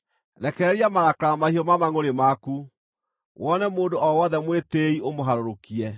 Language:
Kikuyu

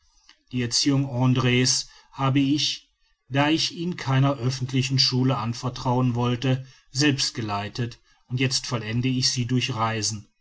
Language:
German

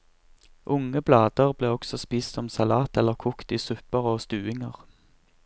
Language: Norwegian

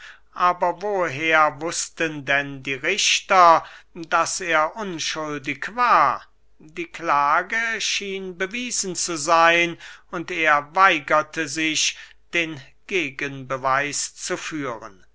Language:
German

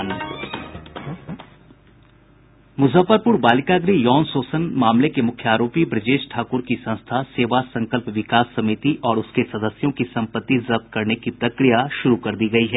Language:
Hindi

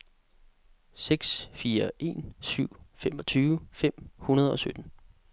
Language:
Danish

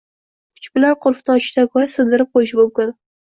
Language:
Uzbek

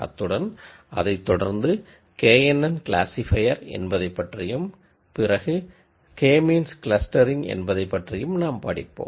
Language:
Tamil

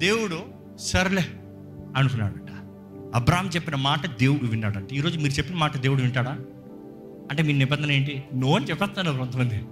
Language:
Telugu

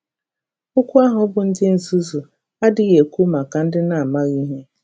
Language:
Igbo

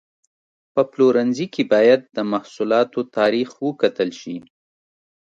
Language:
Pashto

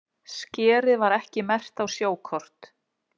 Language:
Icelandic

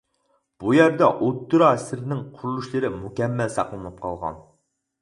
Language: Uyghur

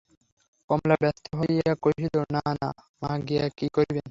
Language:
Bangla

